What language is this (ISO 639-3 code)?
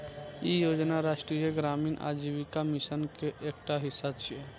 mai